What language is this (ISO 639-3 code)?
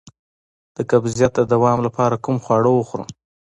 pus